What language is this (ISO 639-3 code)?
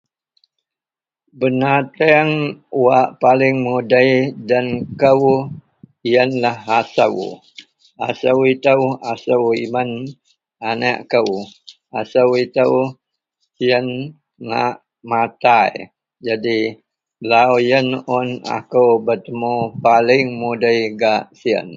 mel